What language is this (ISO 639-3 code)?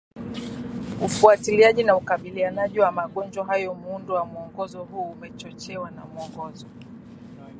swa